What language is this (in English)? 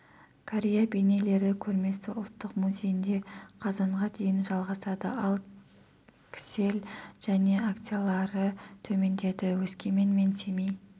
Kazakh